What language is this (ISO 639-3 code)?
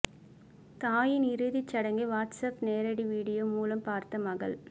tam